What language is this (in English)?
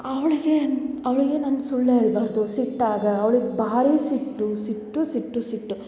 Kannada